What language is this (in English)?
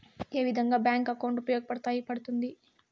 Telugu